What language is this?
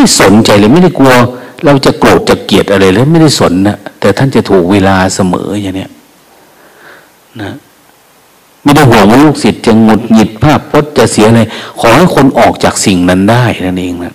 Thai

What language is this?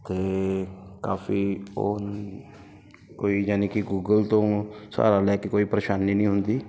Punjabi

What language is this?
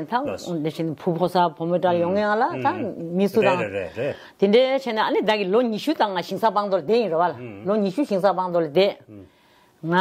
Korean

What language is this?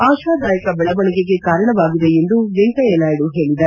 Kannada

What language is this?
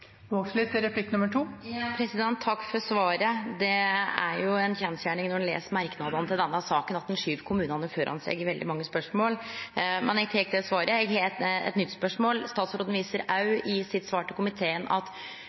Norwegian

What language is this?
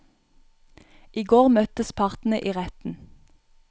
Norwegian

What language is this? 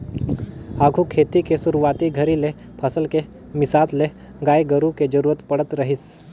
Chhattisgarhi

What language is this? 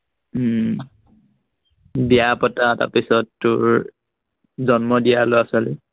Assamese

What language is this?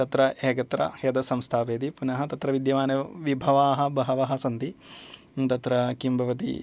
Sanskrit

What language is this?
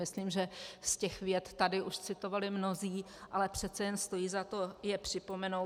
Czech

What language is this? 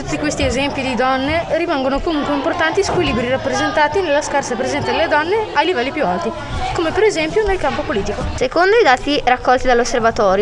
Italian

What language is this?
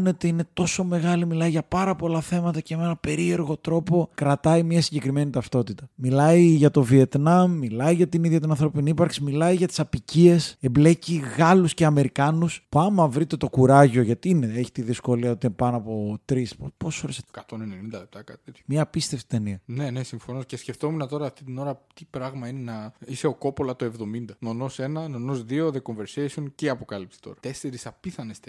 Greek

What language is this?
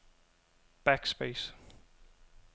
Danish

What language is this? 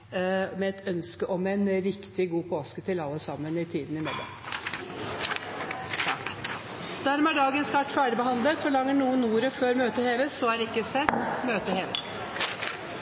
Norwegian Bokmål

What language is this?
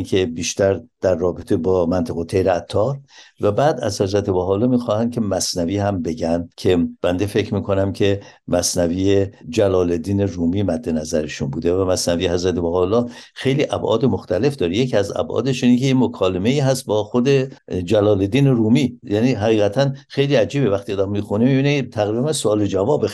Persian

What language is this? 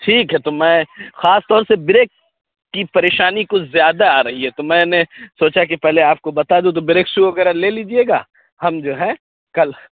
Urdu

